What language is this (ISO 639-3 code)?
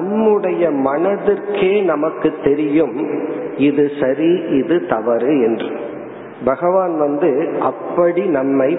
tam